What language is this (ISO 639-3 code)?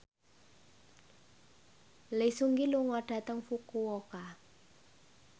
jav